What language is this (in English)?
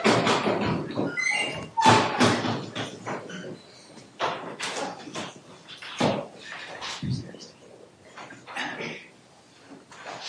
English